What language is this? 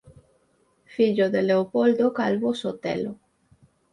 Galician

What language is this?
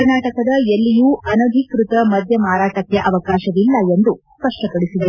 Kannada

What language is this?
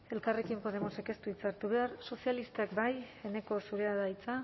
Basque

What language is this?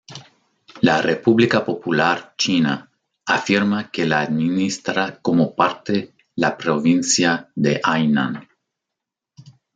Spanish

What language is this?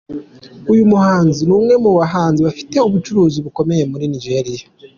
Kinyarwanda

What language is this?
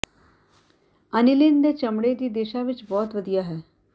Punjabi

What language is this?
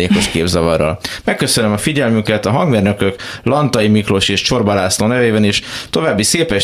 Hungarian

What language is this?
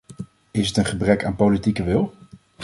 Dutch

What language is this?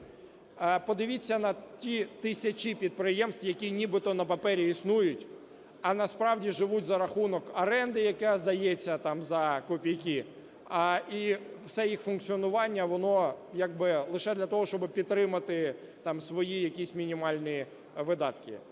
Ukrainian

